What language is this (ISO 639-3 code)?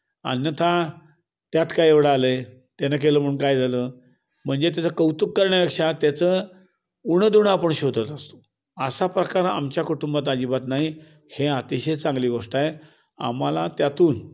mar